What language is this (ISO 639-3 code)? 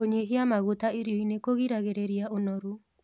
kik